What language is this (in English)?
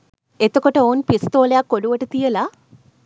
Sinhala